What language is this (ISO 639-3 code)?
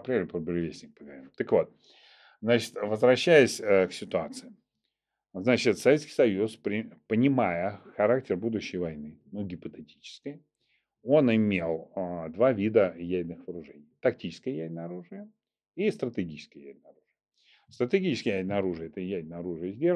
rus